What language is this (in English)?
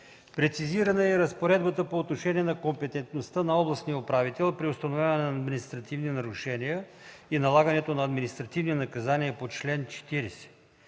Bulgarian